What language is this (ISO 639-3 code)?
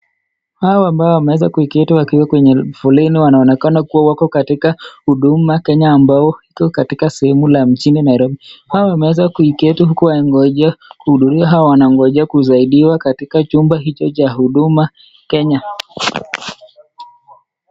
swa